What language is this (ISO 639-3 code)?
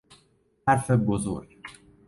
fas